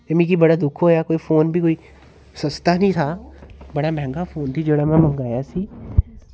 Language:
Dogri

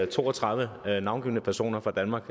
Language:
Danish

